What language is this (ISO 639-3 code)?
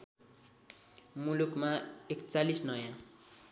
nep